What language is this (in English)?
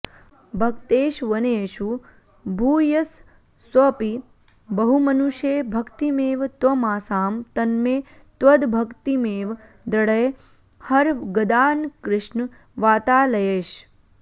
Sanskrit